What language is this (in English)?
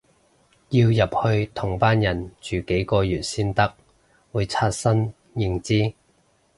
Cantonese